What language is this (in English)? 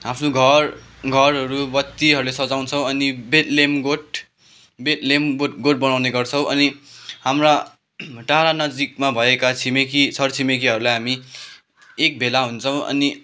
Nepali